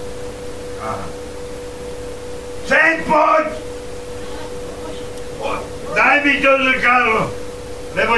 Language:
Slovak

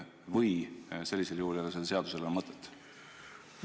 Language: Estonian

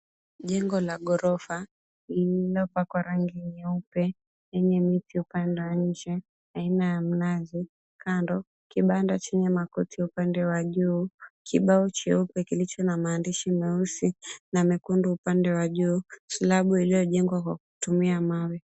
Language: Swahili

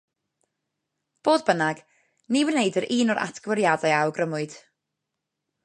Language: Welsh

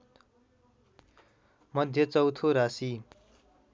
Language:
Nepali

